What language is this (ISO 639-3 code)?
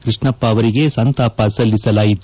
kan